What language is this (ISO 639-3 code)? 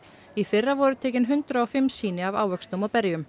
isl